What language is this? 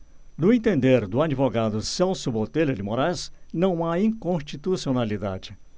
Portuguese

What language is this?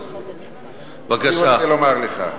Hebrew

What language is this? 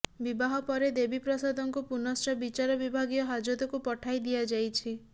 Odia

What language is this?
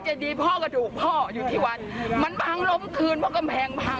Thai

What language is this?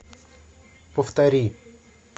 Russian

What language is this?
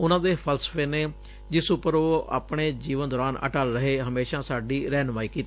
Punjabi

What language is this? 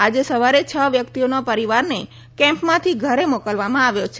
Gujarati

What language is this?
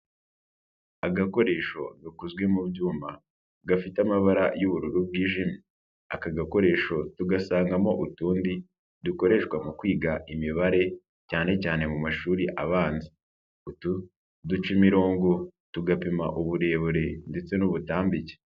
Kinyarwanda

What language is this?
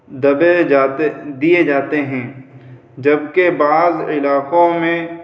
Urdu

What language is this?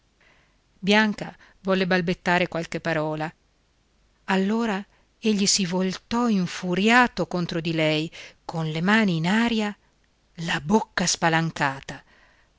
Italian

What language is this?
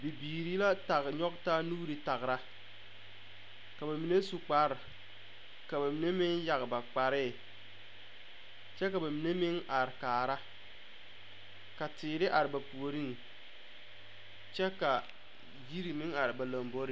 Southern Dagaare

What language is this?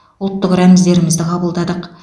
Kazakh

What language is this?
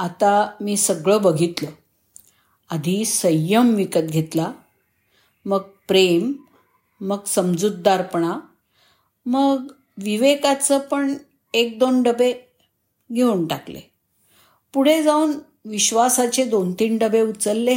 Marathi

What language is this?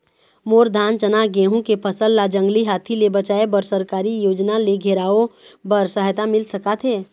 Chhattisgarhi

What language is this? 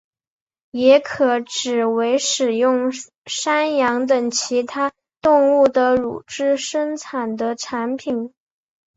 Chinese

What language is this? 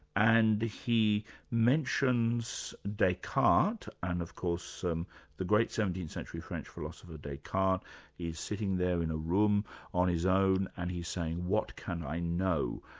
English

